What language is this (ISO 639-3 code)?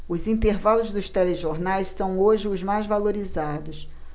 por